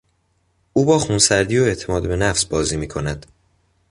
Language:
Persian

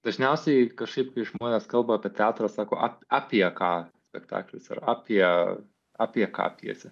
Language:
Lithuanian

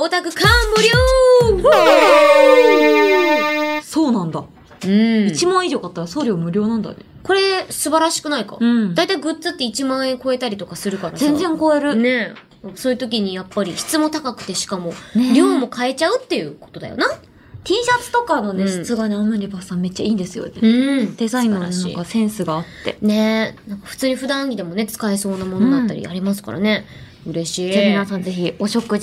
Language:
Japanese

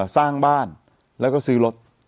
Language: Thai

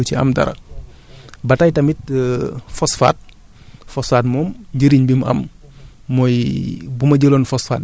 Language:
Wolof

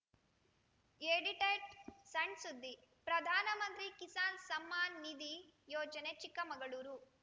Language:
Kannada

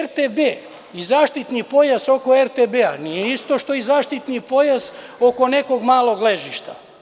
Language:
Serbian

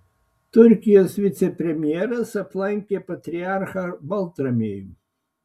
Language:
Lithuanian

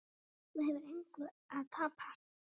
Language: Icelandic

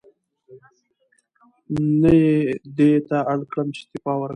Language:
Pashto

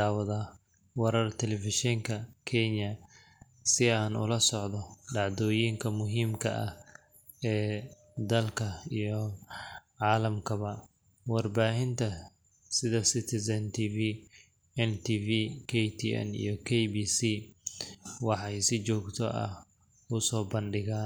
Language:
Somali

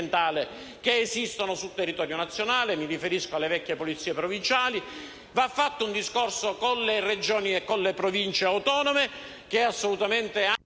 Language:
Italian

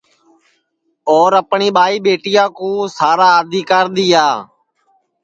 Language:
Sansi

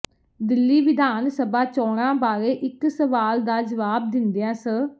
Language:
Punjabi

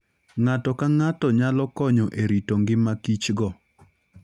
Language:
Luo (Kenya and Tanzania)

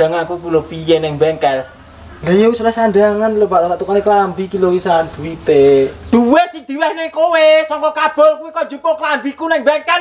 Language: Indonesian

